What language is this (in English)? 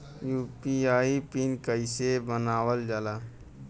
Bhojpuri